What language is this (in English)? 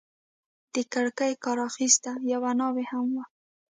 Pashto